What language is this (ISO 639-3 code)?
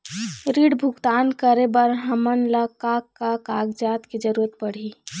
hne